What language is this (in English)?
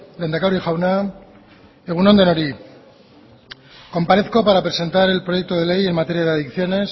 Spanish